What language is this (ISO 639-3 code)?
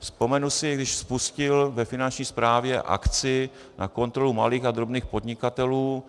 ces